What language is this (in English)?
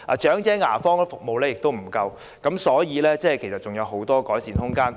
Cantonese